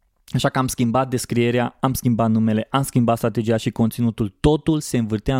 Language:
Romanian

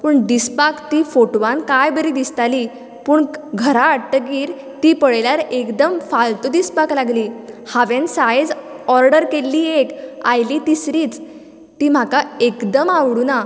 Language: Konkani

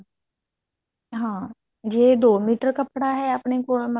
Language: Punjabi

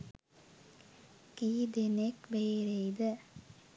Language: Sinhala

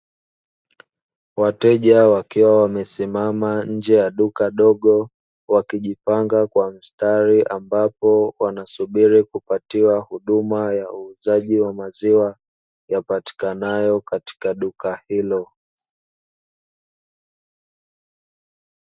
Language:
Swahili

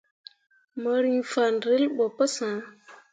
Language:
Mundang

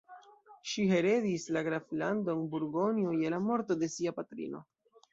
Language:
Esperanto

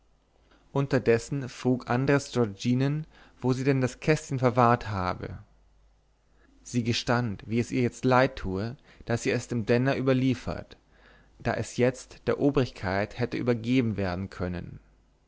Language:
German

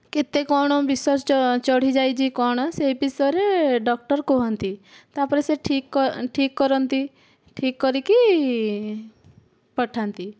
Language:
Odia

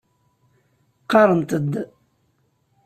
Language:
Kabyle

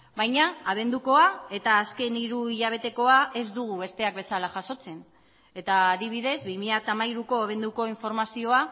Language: Basque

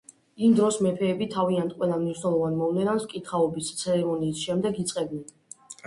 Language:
Georgian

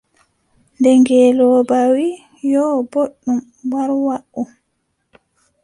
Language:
Adamawa Fulfulde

